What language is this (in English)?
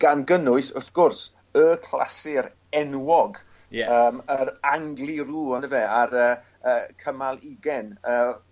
Welsh